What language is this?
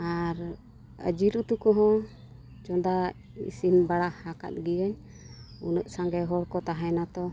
Santali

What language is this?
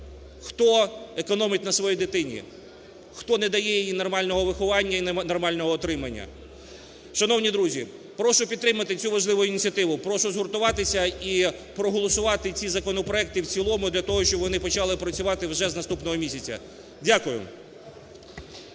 Ukrainian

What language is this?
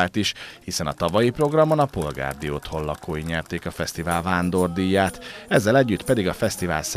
Hungarian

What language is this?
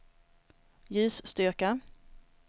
Swedish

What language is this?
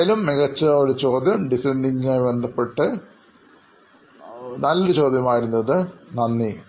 Malayalam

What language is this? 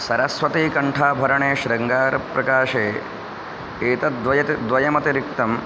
Sanskrit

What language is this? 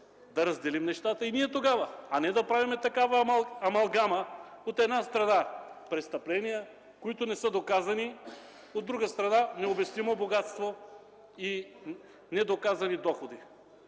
Bulgarian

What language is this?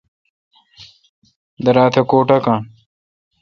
Kalkoti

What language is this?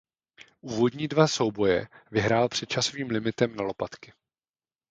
Czech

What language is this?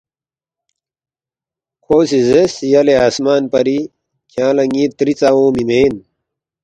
Balti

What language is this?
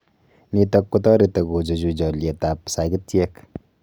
Kalenjin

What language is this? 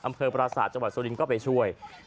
Thai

